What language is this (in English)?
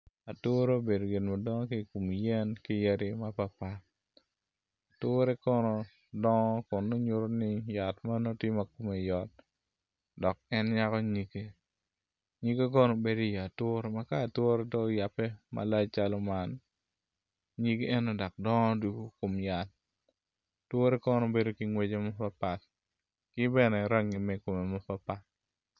Acoli